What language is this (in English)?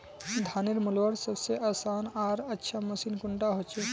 Magahi